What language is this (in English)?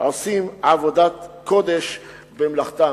Hebrew